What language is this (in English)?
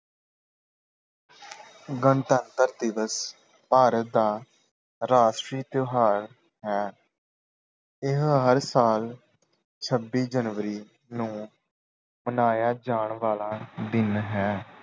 Punjabi